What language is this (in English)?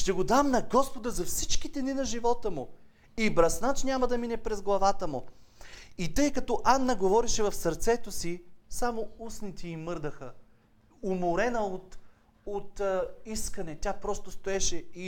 Bulgarian